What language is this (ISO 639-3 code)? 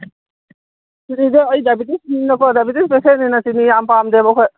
mni